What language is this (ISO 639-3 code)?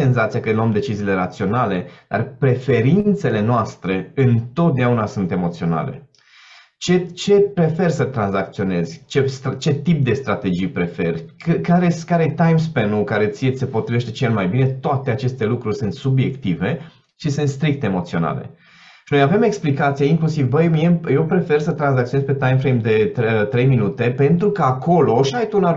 ron